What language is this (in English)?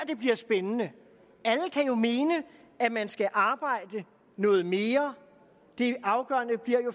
Danish